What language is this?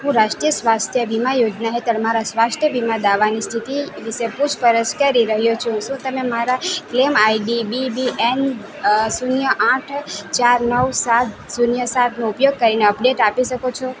Gujarati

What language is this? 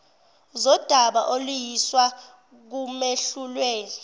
Zulu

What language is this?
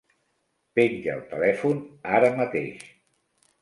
Catalan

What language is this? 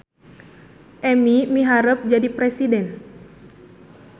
Sundanese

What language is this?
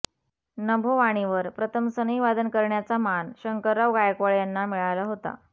Marathi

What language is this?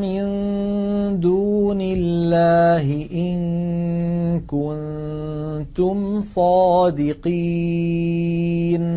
Arabic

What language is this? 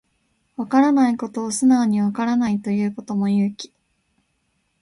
Japanese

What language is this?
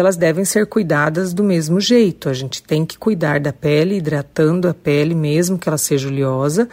Portuguese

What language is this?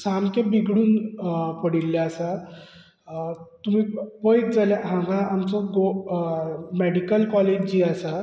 Konkani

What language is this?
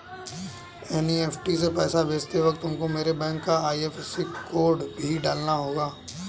Hindi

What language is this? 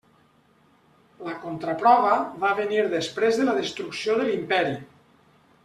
Catalan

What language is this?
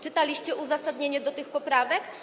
Polish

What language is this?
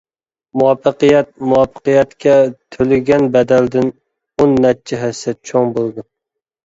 Uyghur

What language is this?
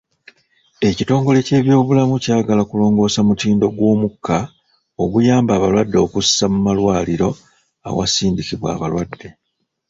Ganda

